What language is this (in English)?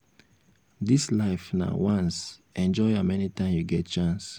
Nigerian Pidgin